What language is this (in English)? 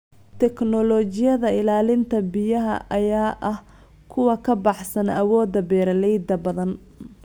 Somali